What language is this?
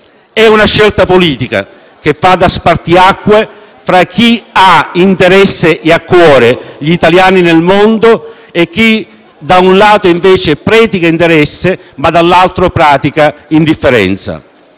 Italian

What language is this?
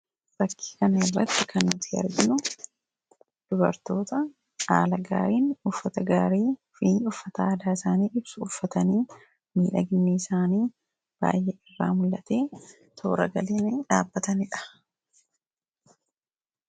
Oromo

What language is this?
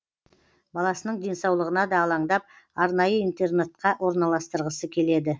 Kazakh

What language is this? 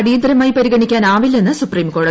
Malayalam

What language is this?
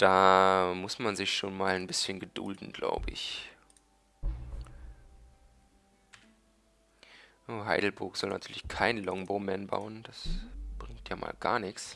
German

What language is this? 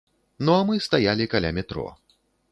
Belarusian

